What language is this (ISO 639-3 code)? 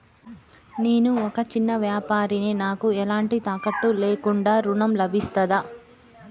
tel